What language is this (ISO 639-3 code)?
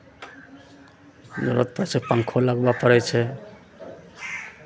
mai